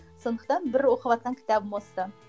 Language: Kazakh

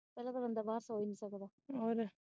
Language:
Punjabi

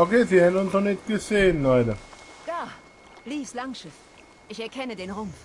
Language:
German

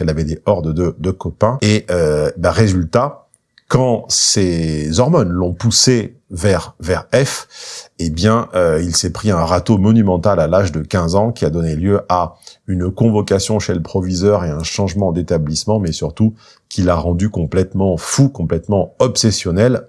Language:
French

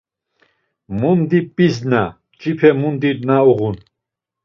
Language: Laz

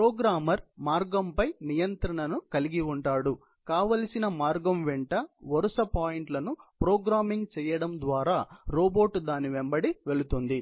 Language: Telugu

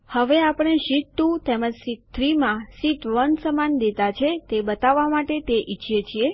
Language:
Gujarati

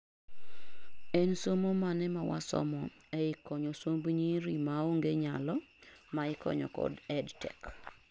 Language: Luo (Kenya and Tanzania)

